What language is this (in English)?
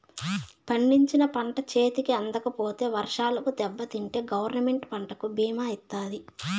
Telugu